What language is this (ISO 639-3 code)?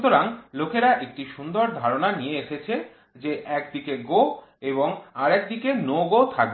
ben